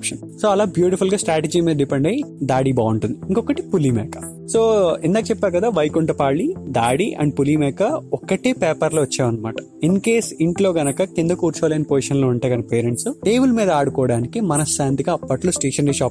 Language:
Telugu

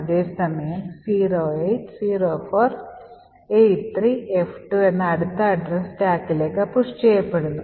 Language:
Malayalam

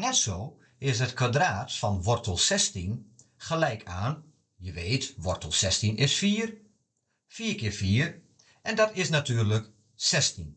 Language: Dutch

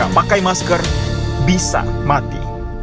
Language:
Indonesian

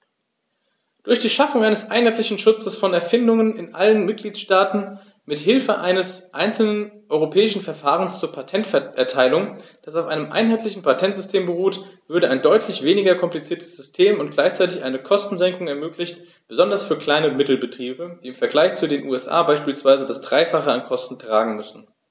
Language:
German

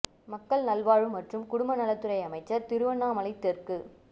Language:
Tamil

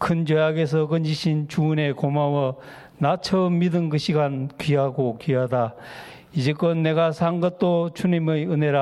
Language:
Korean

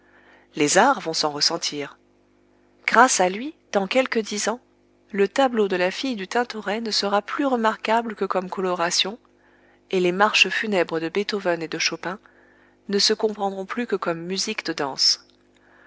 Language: French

